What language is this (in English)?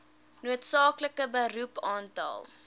Afrikaans